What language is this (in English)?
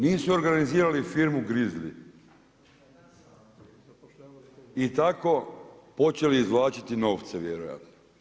Croatian